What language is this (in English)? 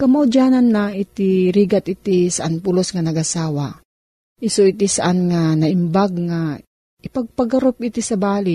Filipino